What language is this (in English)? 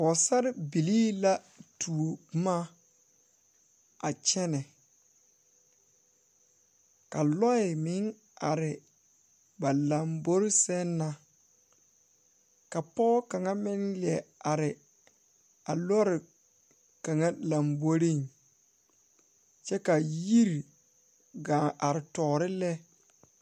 Southern Dagaare